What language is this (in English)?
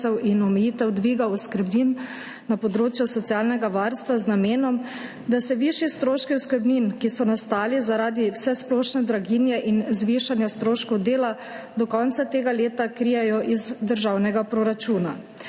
Slovenian